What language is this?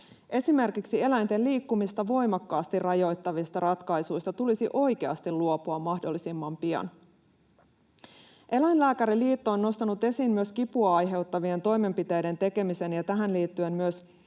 Finnish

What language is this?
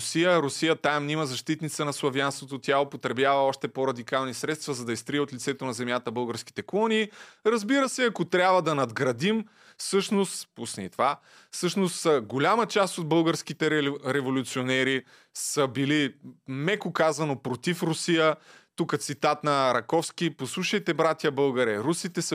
Bulgarian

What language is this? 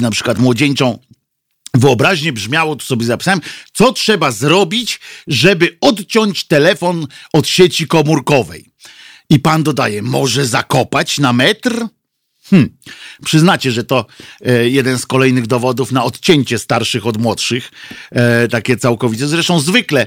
Polish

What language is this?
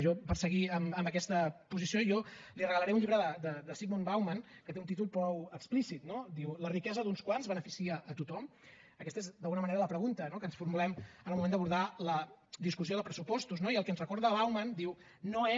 Catalan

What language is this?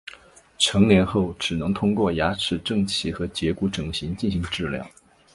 Chinese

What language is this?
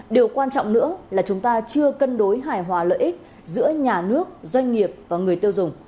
Vietnamese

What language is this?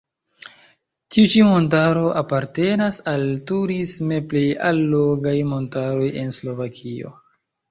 Esperanto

